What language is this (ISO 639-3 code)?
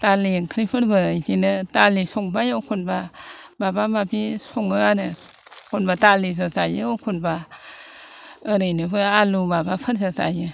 brx